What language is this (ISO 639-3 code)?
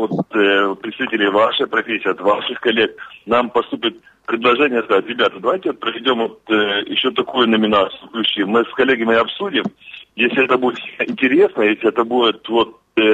rus